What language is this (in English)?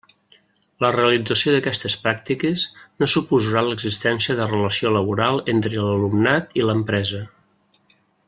Catalan